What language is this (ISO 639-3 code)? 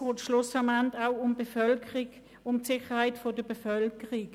gsw